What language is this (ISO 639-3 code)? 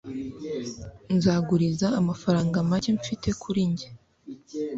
kin